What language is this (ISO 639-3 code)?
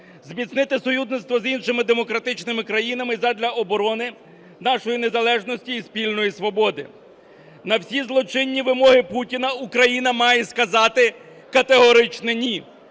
ukr